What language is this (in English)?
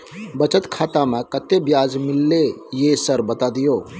Maithili